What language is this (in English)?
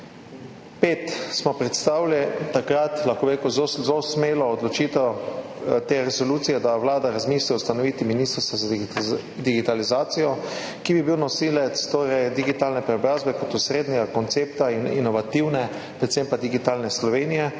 Slovenian